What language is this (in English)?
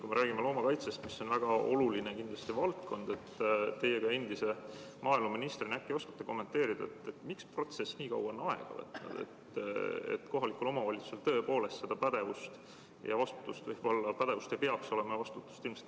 Estonian